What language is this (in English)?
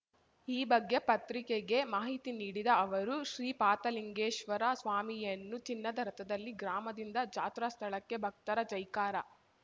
Kannada